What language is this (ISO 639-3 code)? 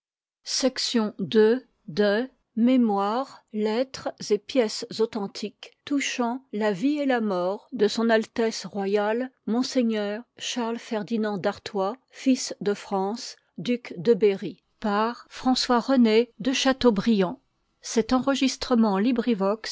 fra